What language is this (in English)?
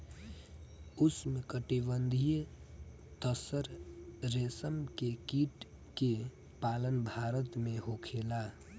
Bhojpuri